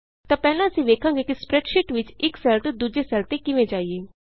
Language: Punjabi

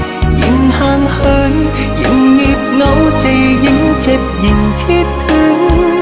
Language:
Vietnamese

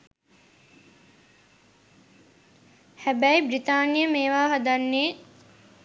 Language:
Sinhala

